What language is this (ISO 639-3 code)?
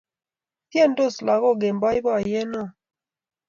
kln